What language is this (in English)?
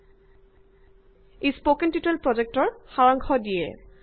Assamese